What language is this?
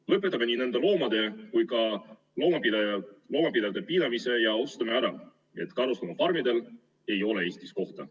Estonian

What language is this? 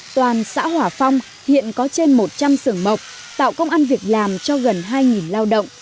Vietnamese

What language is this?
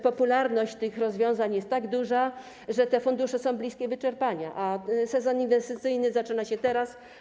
Polish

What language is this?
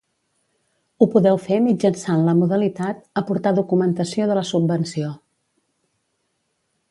Catalan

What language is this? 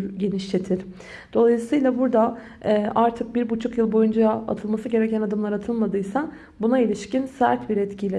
Turkish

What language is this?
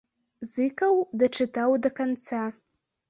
Belarusian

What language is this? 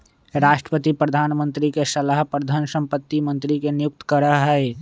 Magahi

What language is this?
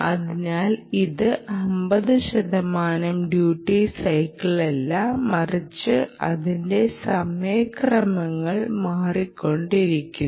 Malayalam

